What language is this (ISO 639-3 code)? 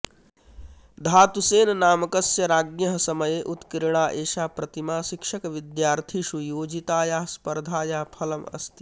san